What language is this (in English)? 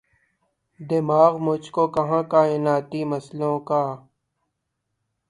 Urdu